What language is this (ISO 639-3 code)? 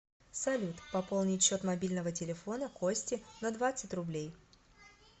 rus